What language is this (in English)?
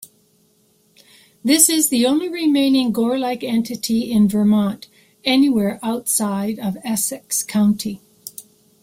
English